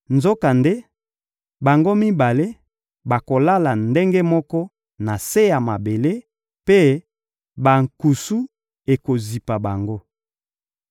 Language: Lingala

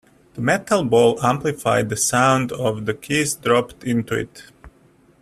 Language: English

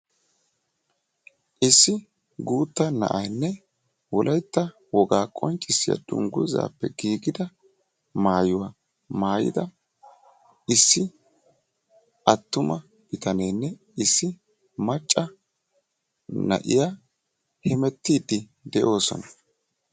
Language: Wolaytta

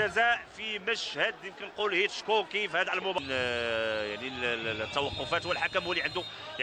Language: Arabic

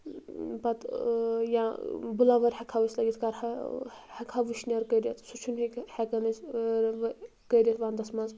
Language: Kashmiri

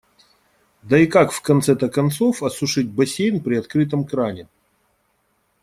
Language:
Russian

